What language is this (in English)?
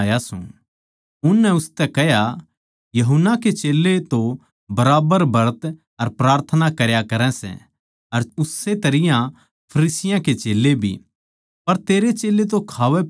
Haryanvi